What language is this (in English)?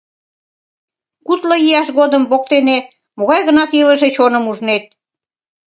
Mari